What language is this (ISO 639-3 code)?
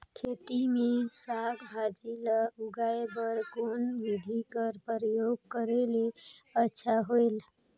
hne